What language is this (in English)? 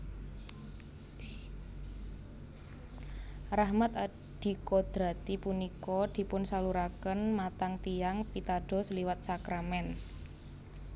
Javanese